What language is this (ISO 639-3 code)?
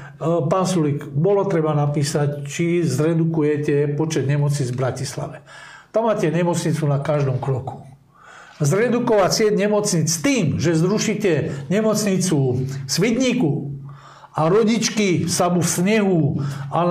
slk